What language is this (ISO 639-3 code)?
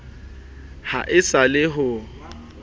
sot